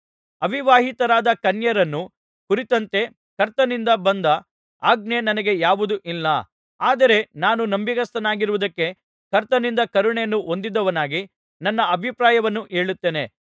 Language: Kannada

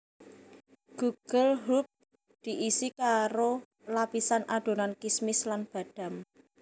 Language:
Javanese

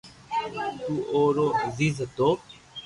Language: Loarki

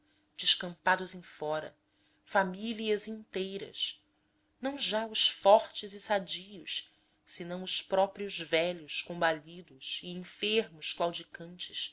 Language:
Portuguese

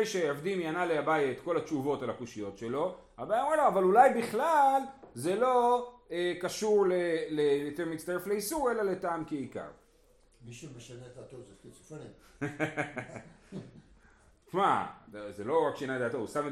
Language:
Hebrew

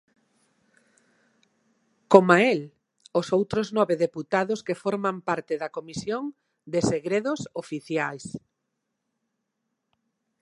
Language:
Galician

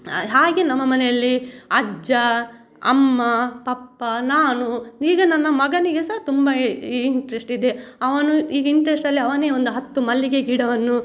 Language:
Kannada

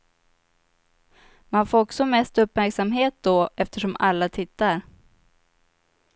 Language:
Swedish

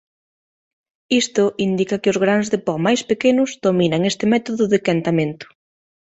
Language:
Galician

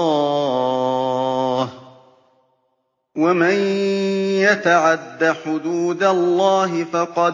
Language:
Arabic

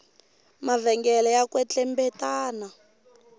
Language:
Tsonga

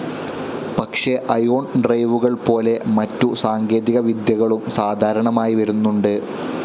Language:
Malayalam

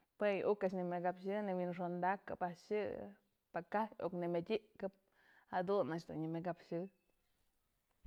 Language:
Mazatlán Mixe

